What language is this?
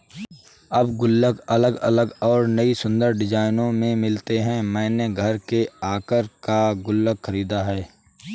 Hindi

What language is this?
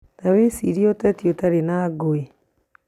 Kikuyu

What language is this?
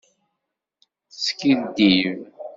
Kabyle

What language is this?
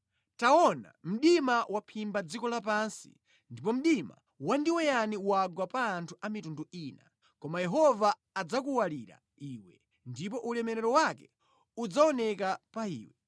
Nyanja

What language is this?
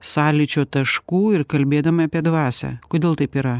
Lithuanian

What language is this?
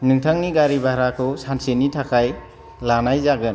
Bodo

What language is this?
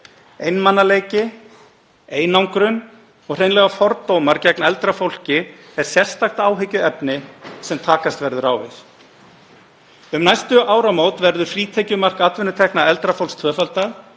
Icelandic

